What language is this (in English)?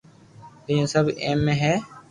Loarki